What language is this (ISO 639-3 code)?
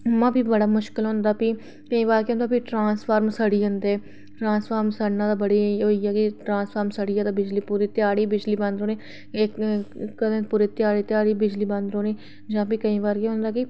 doi